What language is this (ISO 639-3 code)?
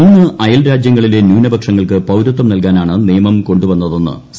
mal